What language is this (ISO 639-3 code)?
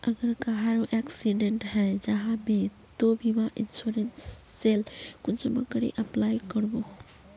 mag